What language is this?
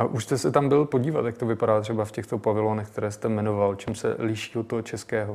Czech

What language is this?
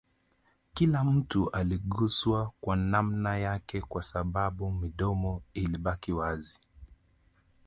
Swahili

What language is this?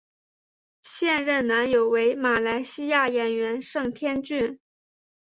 Chinese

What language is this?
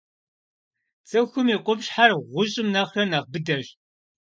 Kabardian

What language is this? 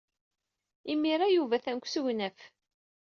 Kabyle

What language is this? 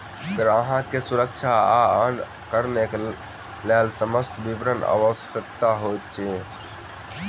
Maithili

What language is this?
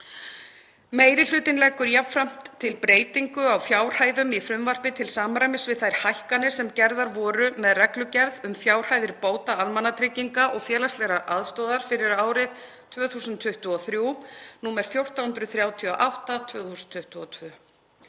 Icelandic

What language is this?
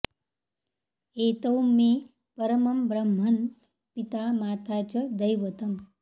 Sanskrit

